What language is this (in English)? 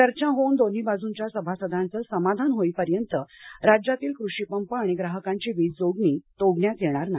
Marathi